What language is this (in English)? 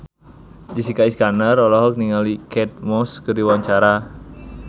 Sundanese